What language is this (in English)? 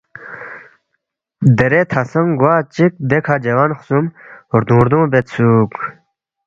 Balti